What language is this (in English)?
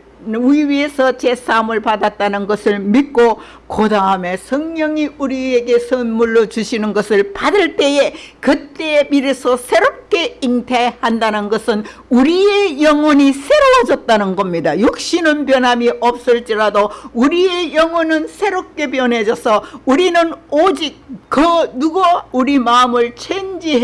Korean